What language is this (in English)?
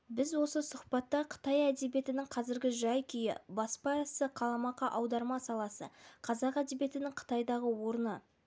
Kazakh